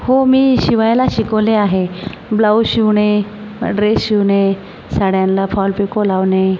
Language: Marathi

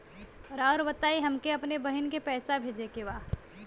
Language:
Bhojpuri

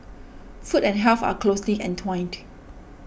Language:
English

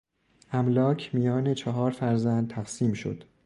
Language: Persian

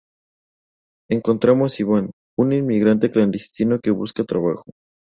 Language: Spanish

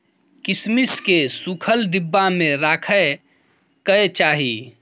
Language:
Maithili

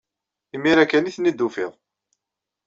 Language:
Kabyle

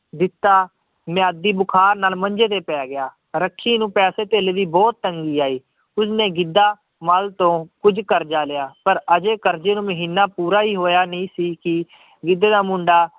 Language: Punjabi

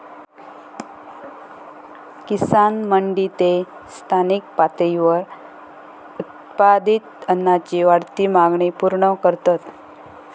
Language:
Marathi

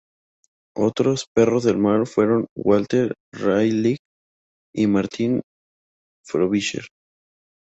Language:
Spanish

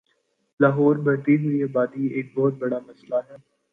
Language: Urdu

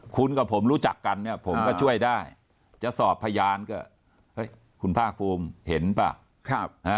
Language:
Thai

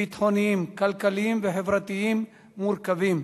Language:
Hebrew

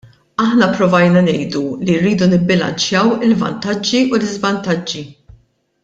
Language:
Maltese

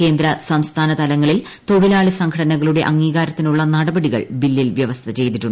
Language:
Malayalam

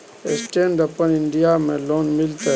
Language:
Maithili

